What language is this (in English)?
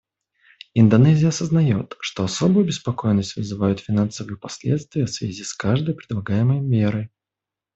Russian